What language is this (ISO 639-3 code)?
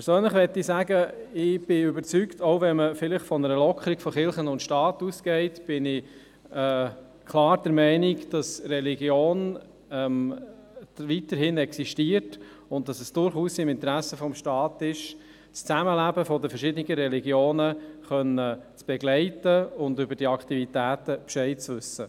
gsw